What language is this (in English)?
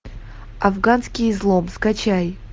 Russian